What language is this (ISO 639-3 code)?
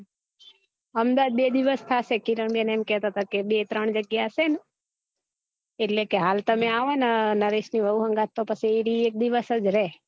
guj